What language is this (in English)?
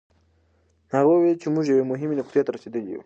Pashto